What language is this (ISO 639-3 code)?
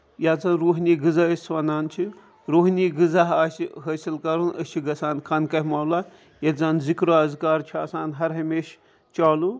kas